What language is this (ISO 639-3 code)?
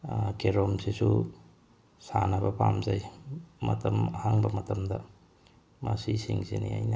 mni